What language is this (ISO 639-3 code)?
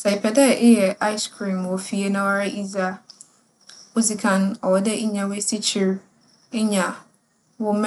aka